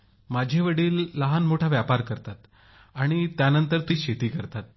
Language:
Marathi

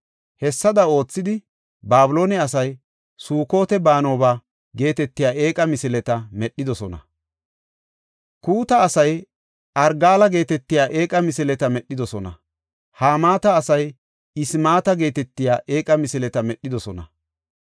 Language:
Gofa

